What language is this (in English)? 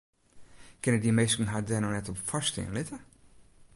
Western Frisian